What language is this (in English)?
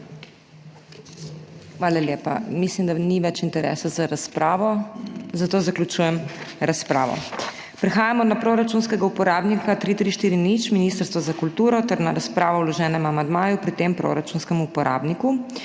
Slovenian